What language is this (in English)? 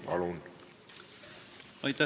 Estonian